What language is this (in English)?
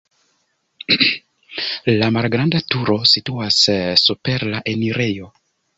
Esperanto